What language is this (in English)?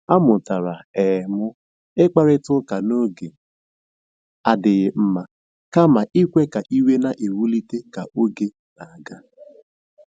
Igbo